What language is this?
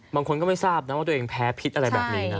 Thai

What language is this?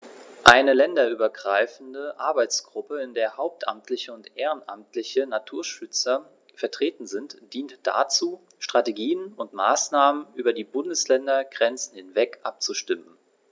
German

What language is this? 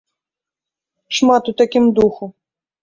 Belarusian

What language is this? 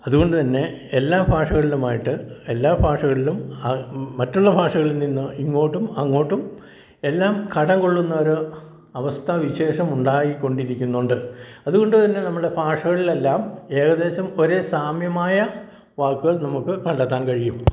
Malayalam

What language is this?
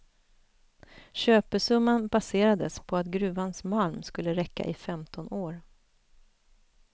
Swedish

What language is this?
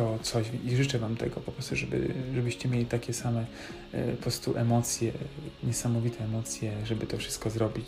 Polish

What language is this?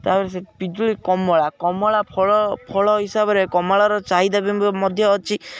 Odia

